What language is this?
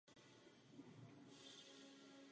Czech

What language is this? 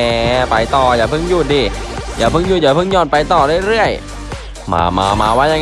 Thai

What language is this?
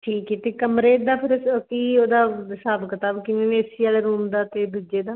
Punjabi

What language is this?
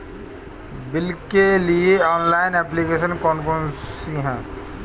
Hindi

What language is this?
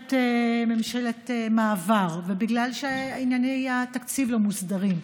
Hebrew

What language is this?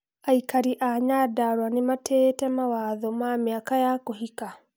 Kikuyu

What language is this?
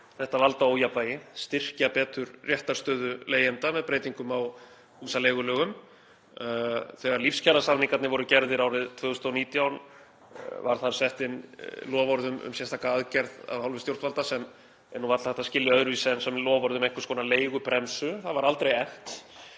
Icelandic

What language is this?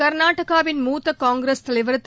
Tamil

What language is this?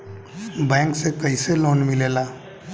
Bhojpuri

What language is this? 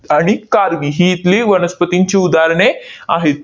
Marathi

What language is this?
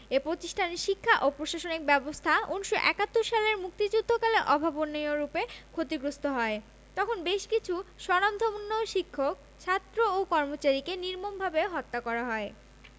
Bangla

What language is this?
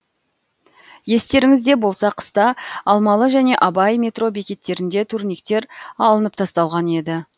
Kazakh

